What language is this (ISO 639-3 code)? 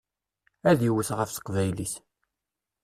kab